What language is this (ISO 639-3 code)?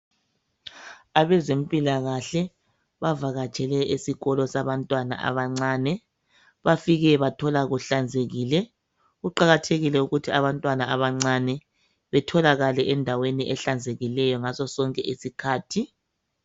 nde